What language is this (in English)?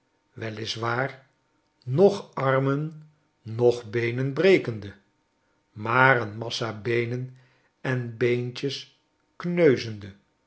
Dutch